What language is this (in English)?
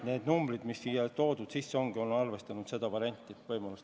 Estonian